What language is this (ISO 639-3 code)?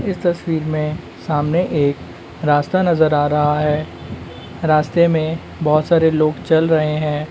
mag